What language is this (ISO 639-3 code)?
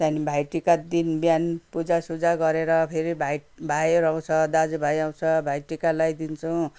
nep